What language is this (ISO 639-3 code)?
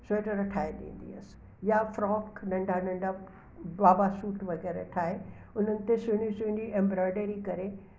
snd